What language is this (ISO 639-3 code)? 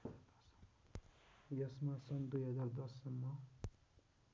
nep